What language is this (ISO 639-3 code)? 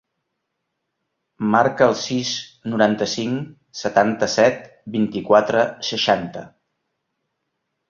cat